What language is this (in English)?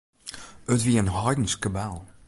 Western Frisian